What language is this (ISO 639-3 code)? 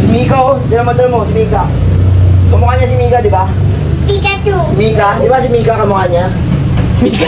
fil